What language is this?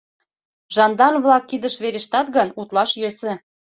Mari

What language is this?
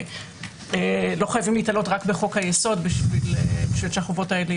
Hebrew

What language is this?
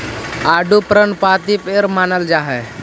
Magahi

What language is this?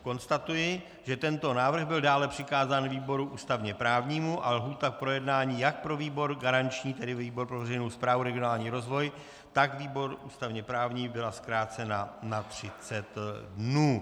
Czech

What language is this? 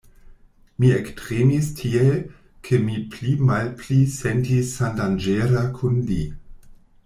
Esperanto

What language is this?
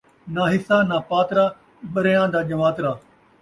Saraiki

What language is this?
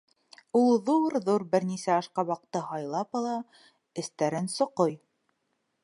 Bashkir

